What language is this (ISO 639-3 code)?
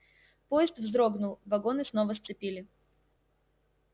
rus